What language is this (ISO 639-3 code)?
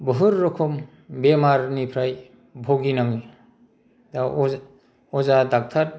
brx